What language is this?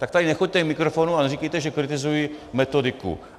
Czech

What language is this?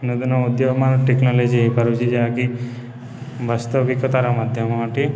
Odia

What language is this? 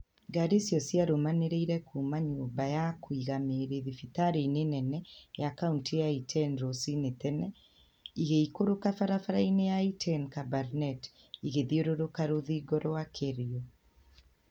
Kikuyu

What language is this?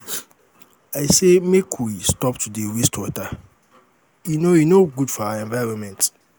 Nigerian Pidgin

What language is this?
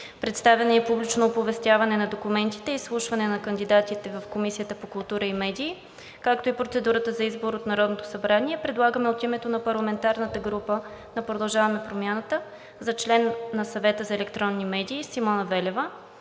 Bulgarian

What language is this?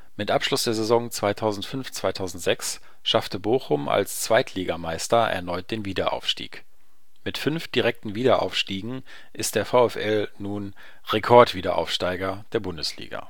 German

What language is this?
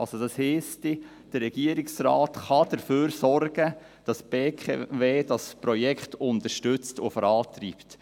Swiss German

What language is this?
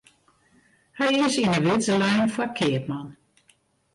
Western Frisian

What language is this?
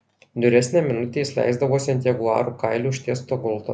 Lithuanian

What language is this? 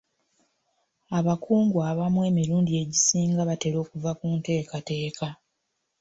Ganda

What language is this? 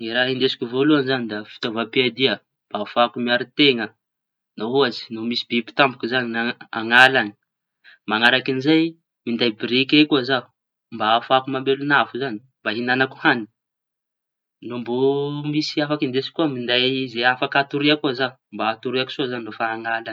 Tanosy Malagasy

